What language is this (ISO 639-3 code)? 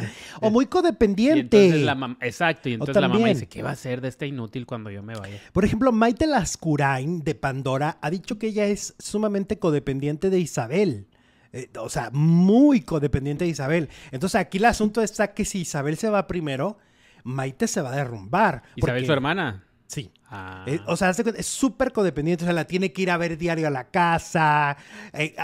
spa